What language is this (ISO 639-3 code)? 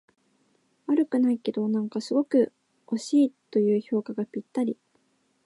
jpn